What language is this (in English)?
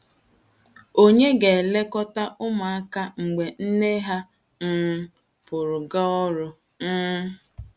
Igbo